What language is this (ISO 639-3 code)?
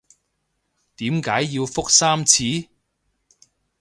yue